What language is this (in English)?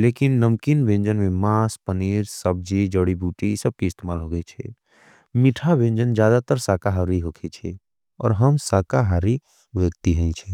Angika